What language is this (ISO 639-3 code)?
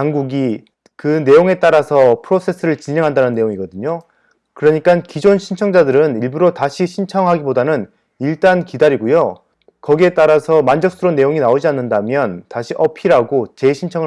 kor